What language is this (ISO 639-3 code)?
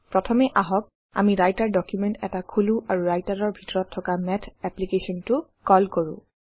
asm